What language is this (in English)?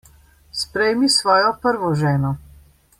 Slovenian